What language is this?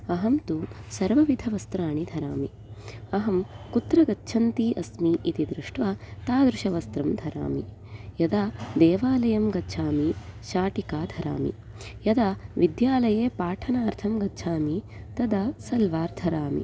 Sanskrit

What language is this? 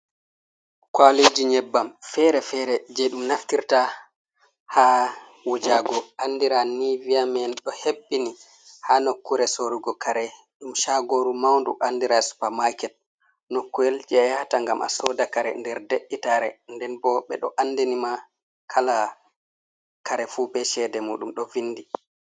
Fula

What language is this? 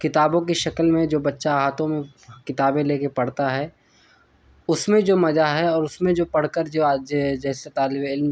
Urdu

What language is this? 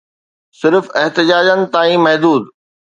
Sindhi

